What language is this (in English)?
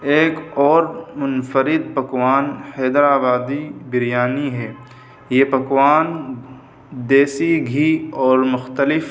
Urdu